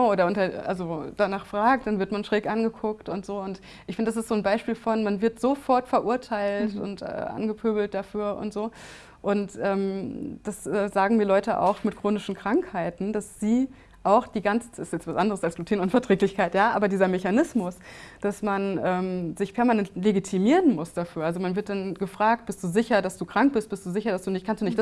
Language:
German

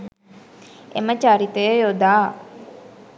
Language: Sinhala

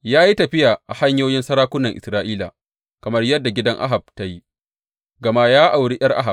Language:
Hausa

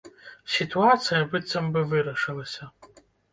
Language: Belarusian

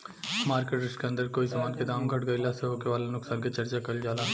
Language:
Bhojpuri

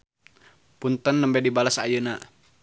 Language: Sundanese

